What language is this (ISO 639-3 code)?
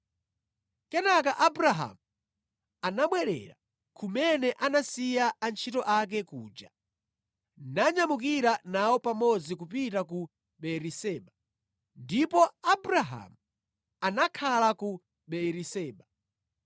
nya